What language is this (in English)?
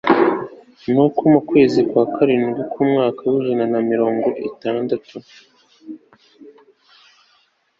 Kinyarwanda